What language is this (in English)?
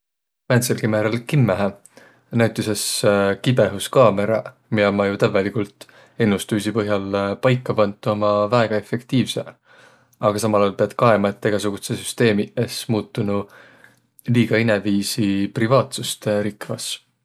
Võro